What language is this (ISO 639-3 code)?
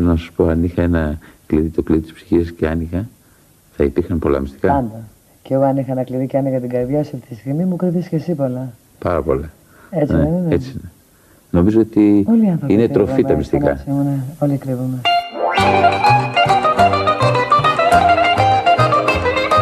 ell